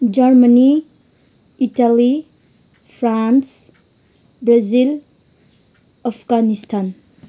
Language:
Nepali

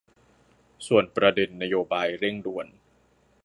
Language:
Thai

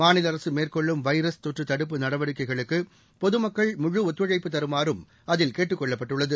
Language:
Tamil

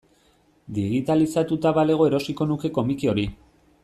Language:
Basque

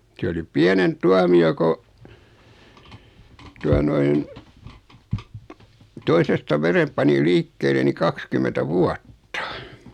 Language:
Finnish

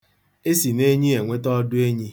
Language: Igbo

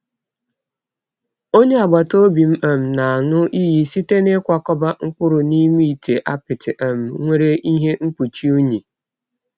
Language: Igbo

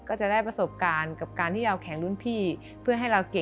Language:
Thai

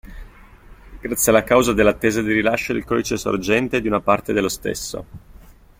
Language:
Italian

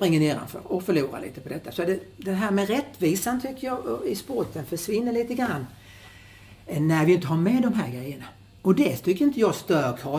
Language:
Swedish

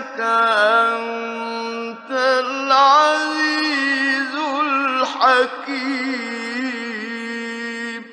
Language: Arabic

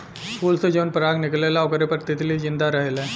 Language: Bhojpuri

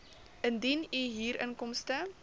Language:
Afrikaans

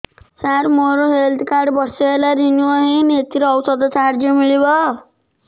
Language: Odia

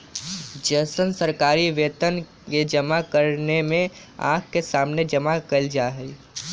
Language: Magahi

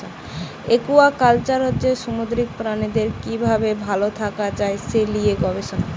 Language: Bangla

